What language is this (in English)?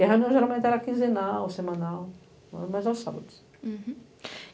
Portuguese